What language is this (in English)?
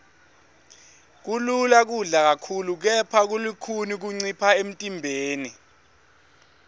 Swati